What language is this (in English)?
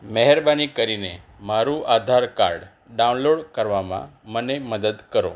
Gujarati